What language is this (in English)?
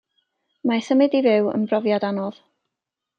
Welsh